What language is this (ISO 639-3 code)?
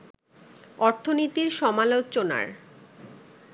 ben